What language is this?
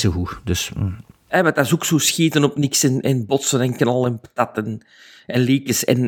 Dutch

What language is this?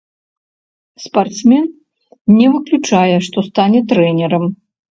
Belarusian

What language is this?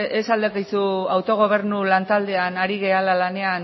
Basque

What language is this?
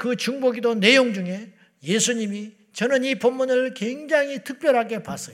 Korean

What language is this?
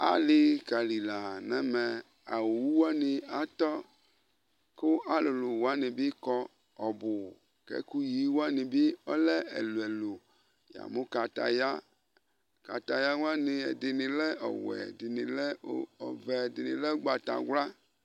Ikposo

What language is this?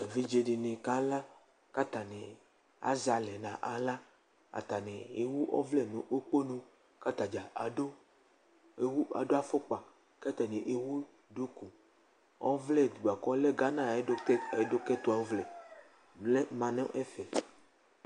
Ikposo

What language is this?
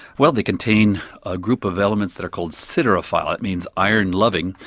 English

